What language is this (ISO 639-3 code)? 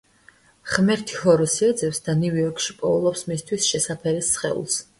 kat